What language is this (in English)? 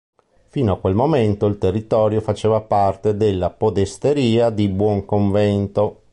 Italian